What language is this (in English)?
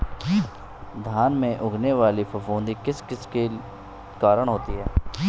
Hindi